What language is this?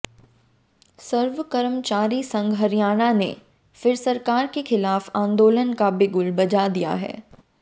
Hindi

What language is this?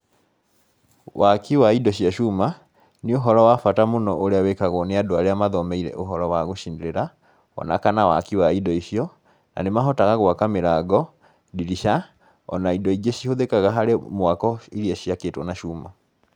Kikuyu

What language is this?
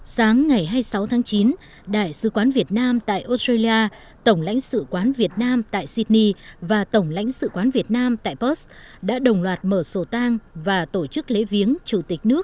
Vietnamese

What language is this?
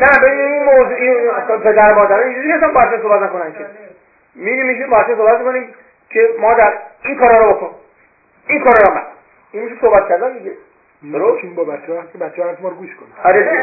Persian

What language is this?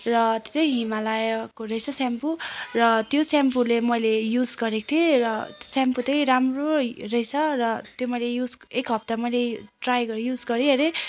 Nepali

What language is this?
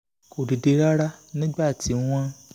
Yoruba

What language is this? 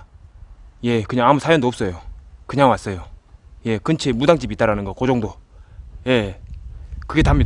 Korean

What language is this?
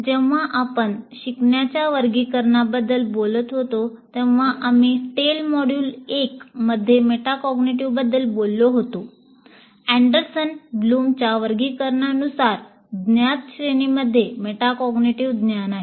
Marathi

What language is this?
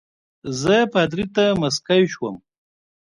Pashto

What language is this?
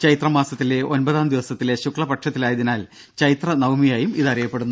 Malayalam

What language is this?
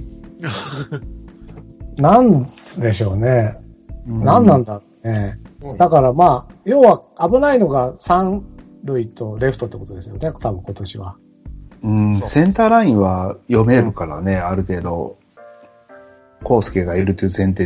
Japanese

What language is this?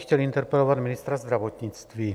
Czech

